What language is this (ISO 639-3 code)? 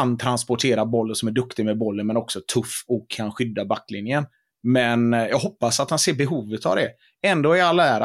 swe